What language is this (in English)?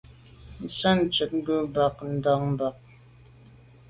Medumba